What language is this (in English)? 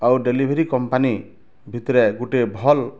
Odia